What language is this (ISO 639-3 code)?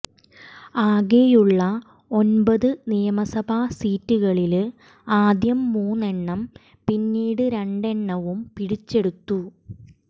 mal